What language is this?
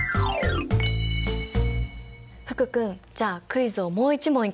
Japanese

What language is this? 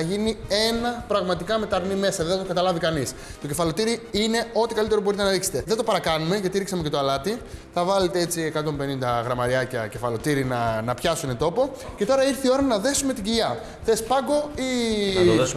Greek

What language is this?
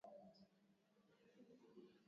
Swahili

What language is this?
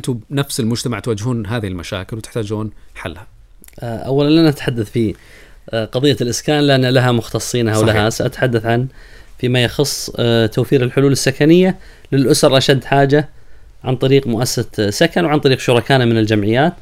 Arabic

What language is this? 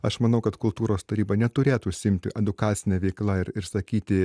Lithuanian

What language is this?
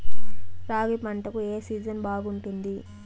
Telugu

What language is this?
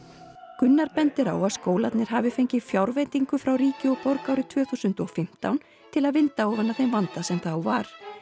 Icelandic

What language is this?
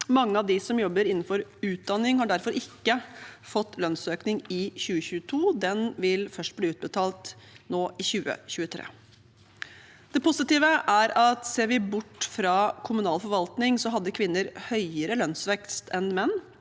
Norwegian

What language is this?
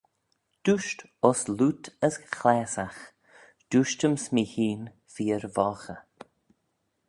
Manx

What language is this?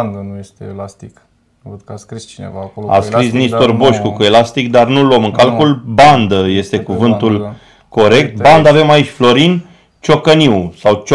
Romanian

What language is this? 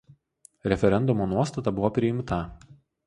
Lithuanian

